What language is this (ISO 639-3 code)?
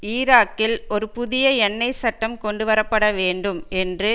tam